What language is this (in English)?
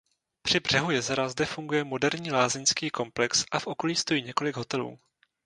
Czech